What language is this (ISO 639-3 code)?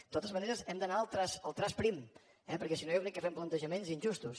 cat